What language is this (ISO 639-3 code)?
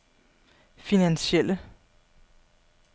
dan